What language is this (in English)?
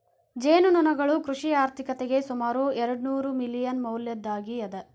Kannada